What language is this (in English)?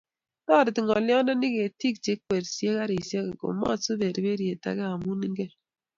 Kalenjin